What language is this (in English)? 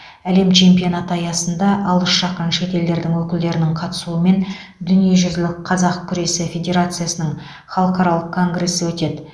Kazakh